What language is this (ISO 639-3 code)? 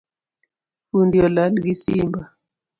luo